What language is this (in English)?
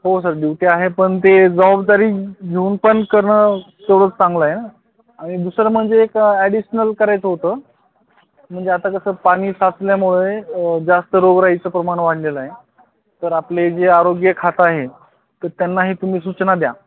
Marathi